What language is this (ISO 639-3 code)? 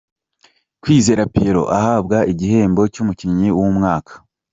kin